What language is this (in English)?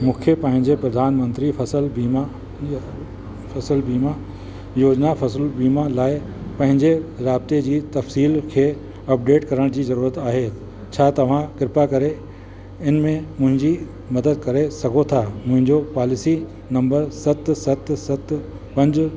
Sindhi